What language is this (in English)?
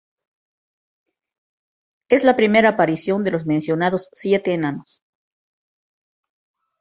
Spanish